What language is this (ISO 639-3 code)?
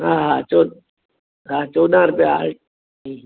snd